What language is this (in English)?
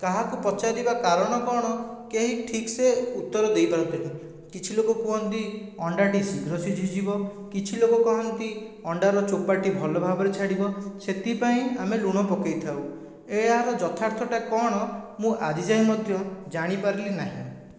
Odia